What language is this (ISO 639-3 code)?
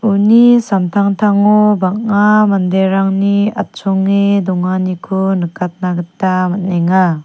grt